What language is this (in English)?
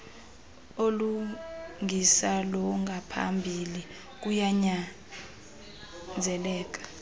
Xhosa